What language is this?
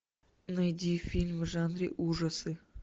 Russian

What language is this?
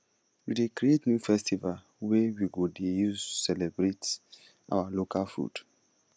Nigerian Pidgin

